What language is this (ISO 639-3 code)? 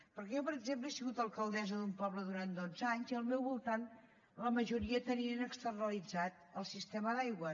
cat